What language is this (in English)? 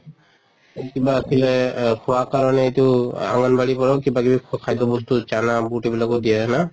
Assamese